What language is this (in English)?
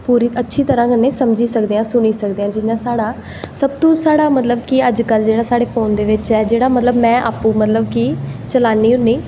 Dogri